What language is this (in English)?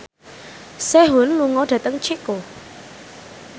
Javanese